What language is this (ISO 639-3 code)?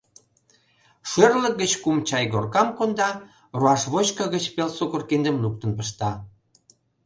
chm